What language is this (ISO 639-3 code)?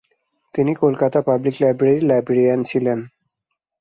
ben